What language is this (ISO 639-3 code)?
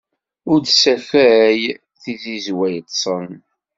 kab